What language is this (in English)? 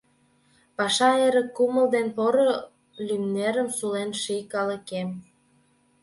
Mari